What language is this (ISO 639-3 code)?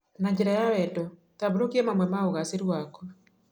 kik